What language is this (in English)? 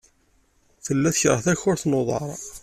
Kabyle